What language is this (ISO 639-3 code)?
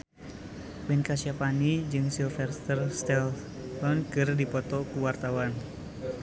sun